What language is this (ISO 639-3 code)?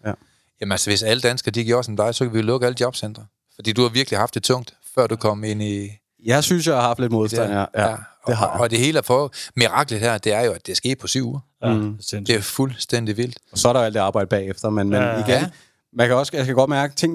dan